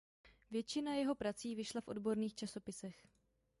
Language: Czech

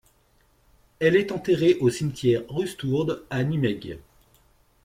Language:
French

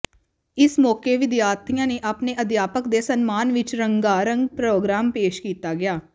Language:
Punjabi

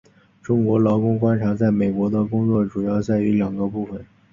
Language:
Chinese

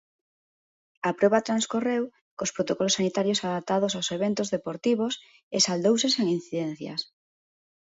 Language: Galician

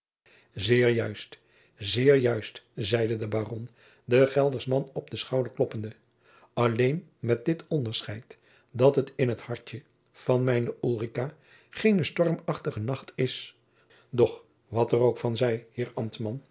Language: Dutch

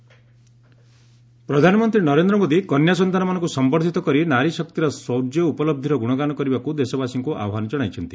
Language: Odia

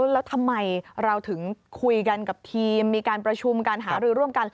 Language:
Thai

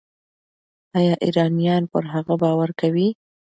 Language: Pashto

